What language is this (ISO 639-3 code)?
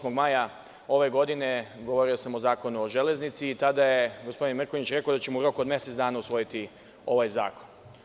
srp